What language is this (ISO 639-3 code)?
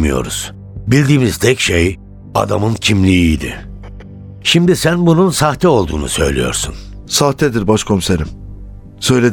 tur